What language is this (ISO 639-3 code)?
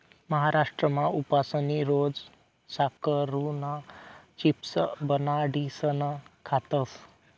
mar